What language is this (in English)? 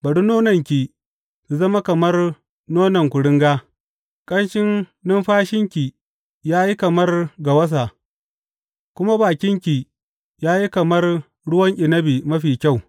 Hausa